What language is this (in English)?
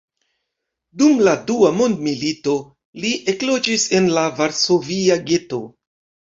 Esperanto